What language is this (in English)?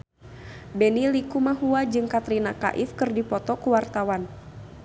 Sundanese